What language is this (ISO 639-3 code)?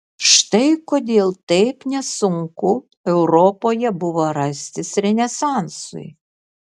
lit